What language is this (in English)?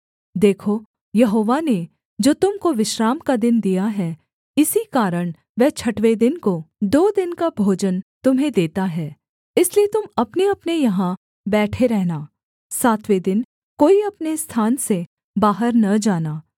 Hindi